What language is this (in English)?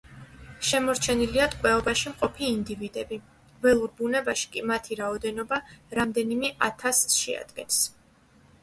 Georgian